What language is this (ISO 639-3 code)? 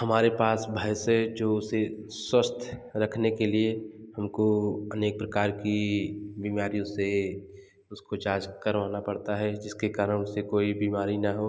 hin